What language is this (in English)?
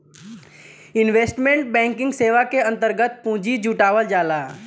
Bhojpuri